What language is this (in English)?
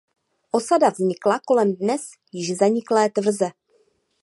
Czech